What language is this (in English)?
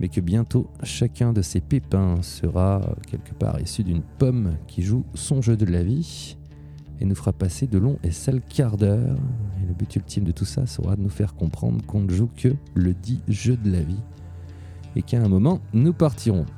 French